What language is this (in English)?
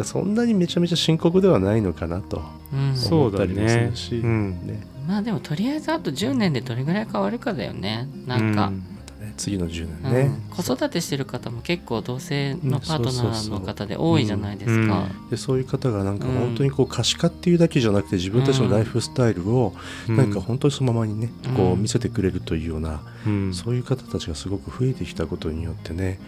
Japanese